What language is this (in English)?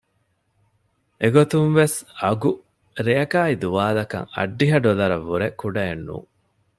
Divehi